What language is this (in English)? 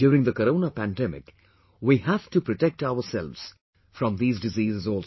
English